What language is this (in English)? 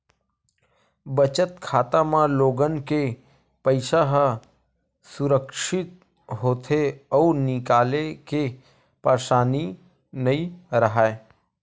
Chhattisgarhi